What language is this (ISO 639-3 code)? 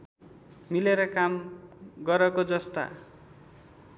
nep